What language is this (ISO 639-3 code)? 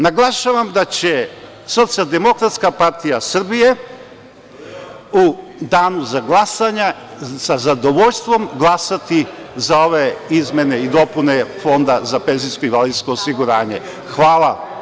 srp